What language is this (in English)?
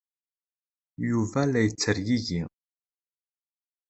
Kabyle